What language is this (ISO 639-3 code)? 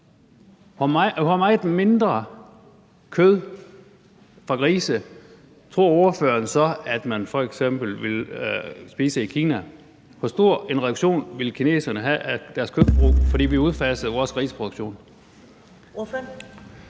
dan